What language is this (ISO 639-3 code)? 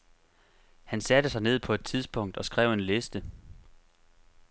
dan